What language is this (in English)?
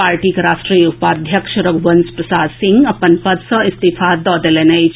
Maithili